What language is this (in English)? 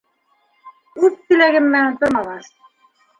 Bashkir